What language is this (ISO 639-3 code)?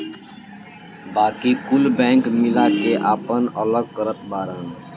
bho